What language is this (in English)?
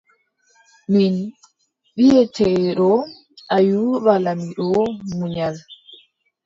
Adamawa Fulfulde